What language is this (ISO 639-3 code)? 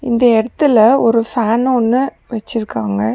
tam